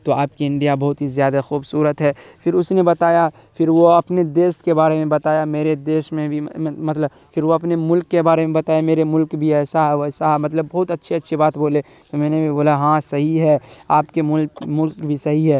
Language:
Urdu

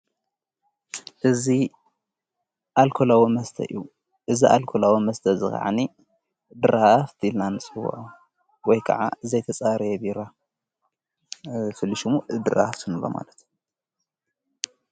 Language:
Tigrinya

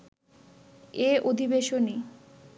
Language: Bangla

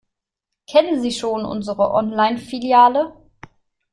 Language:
German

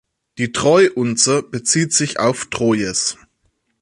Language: German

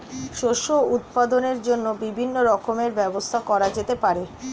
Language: Bangla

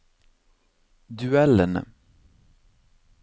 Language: Norwegian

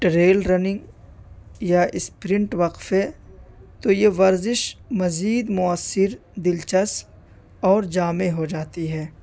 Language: Urdu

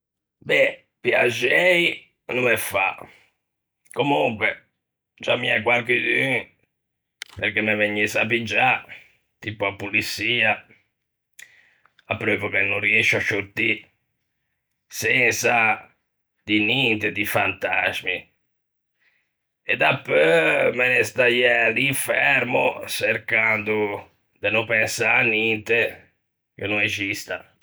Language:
Ligurian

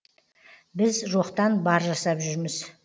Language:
Kazakh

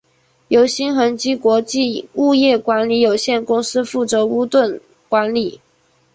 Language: Chinese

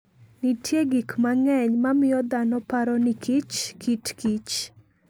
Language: Luo (Kenya and Tanzania)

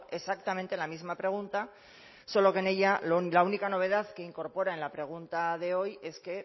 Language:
Spanish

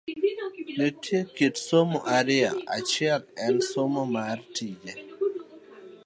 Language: Luo (Kenya and Tanzania)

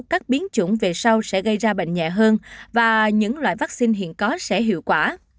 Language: Vietnamese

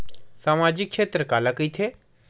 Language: Chhattisgarhi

